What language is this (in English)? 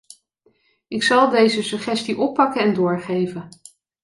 Dutch